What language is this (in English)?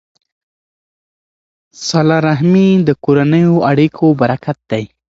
Pashto